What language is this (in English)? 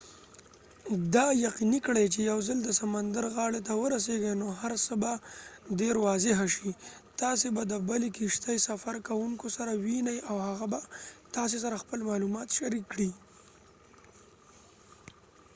Pashto